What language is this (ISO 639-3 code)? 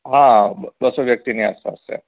guj